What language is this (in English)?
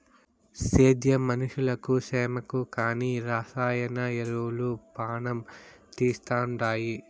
Telugu